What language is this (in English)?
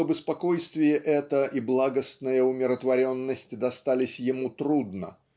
Russian